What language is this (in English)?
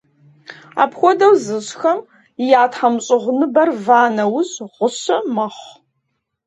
Kabardian